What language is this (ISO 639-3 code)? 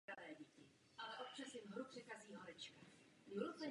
ces